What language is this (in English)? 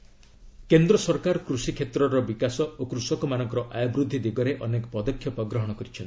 Odia